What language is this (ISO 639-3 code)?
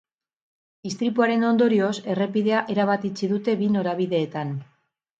eus